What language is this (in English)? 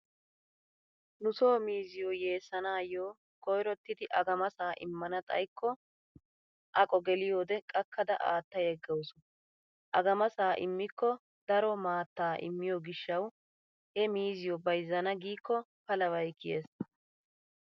Wolaytta